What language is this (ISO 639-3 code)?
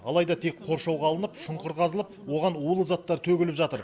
kaz